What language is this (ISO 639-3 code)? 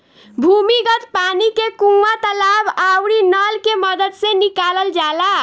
bho